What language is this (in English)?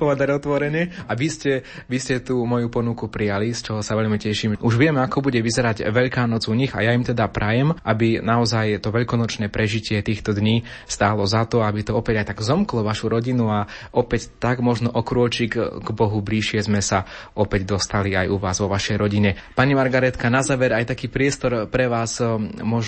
Slovak